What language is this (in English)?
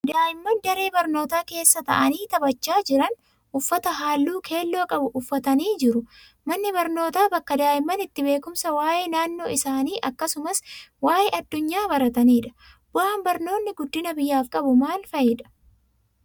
Oromo